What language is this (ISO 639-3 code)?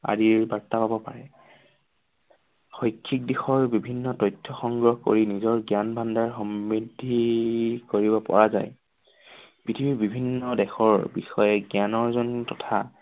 asm